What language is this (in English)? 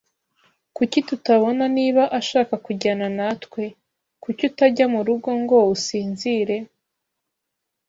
Kinyarwanda